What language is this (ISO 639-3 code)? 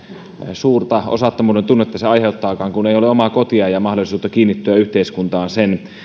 fin